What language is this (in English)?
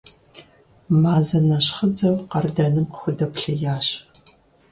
Kabardian